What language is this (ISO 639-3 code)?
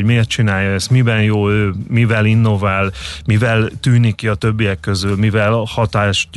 hun